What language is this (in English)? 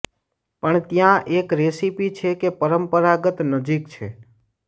Gujarati